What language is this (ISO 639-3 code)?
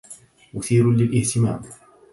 ara